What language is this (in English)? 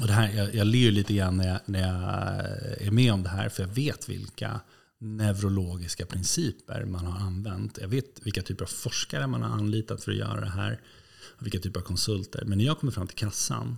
Swedish